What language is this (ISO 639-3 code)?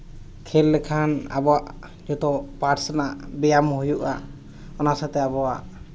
sat